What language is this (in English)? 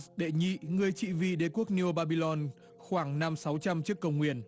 Vietnamese